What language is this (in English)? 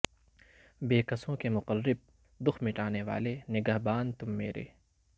Urdu